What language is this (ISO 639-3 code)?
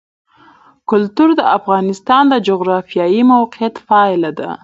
pus